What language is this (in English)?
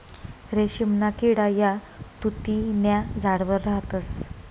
Marathi